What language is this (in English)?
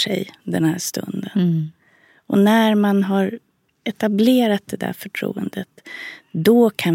Swedish